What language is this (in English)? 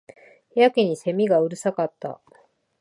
Japanese